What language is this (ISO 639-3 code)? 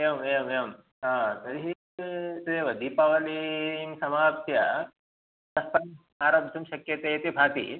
san